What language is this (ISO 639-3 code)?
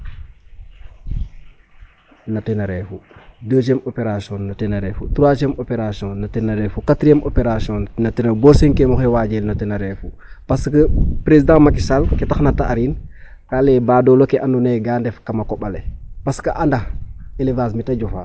srr